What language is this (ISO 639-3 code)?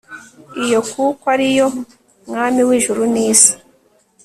kin